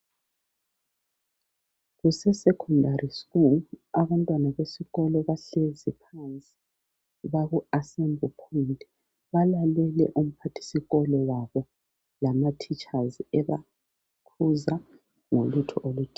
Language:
North Ndebele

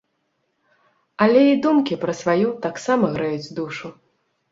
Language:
Belarusian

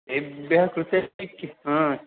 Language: Sanskrit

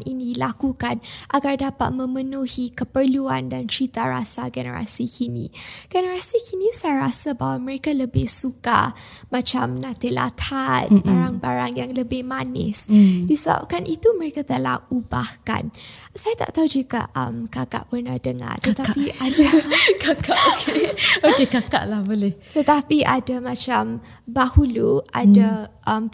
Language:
Malay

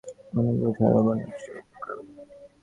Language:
Bangla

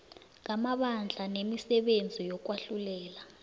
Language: South Ndebele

